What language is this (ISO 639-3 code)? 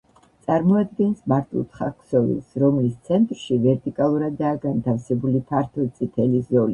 kat